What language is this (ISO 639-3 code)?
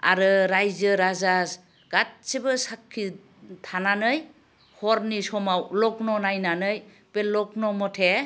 brx